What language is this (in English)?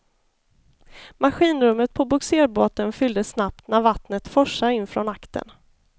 Swedish